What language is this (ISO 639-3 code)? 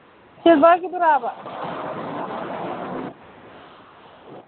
mni